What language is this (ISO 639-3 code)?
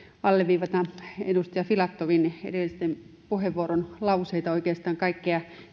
fin